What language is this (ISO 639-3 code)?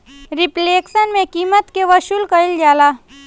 bho